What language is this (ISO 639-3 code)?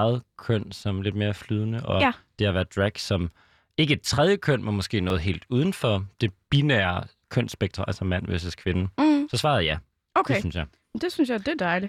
dan